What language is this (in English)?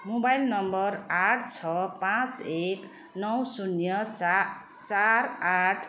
Nepali